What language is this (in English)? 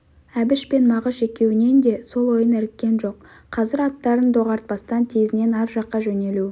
Kazakh